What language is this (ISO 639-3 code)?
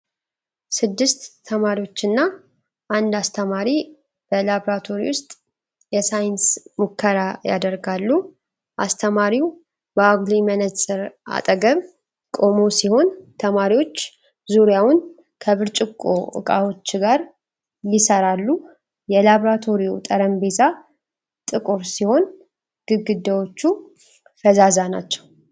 amh